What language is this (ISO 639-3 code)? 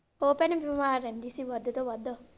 pan